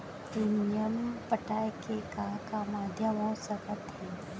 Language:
Chhattisgarhi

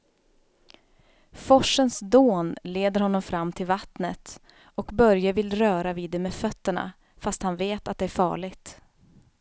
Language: Swedish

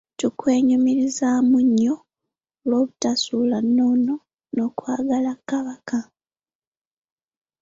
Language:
Ganda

